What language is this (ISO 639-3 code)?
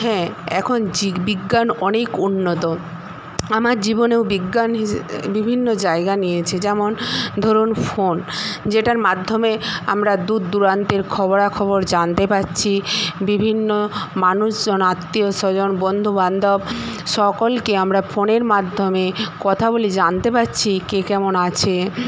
ben